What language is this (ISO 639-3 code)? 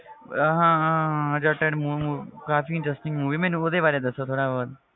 pan